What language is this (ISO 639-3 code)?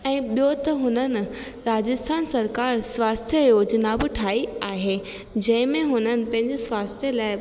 snd